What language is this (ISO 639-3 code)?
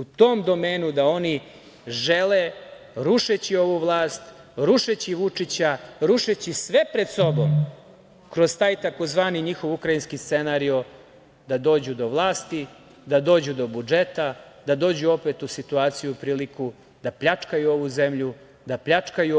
srp